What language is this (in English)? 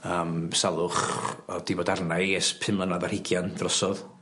Welsh